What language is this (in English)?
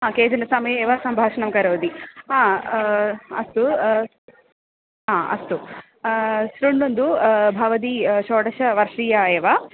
Sanskrit